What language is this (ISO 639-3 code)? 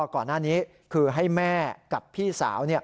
tha